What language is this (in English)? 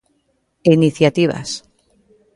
Galician